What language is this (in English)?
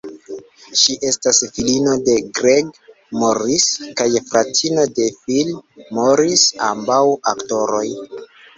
Esperanto